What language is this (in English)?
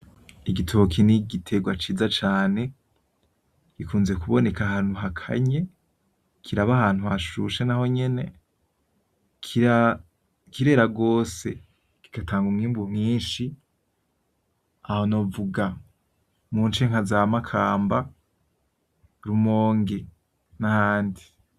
Rundi